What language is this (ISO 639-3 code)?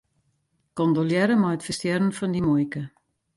fry